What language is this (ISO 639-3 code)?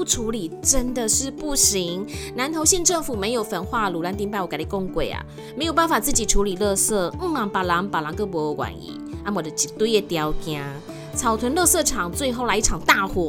zho